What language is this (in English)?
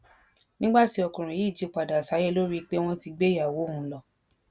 Yoruba